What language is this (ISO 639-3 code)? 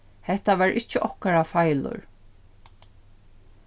fao